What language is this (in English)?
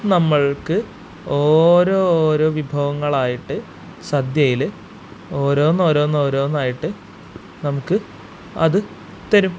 Malayalam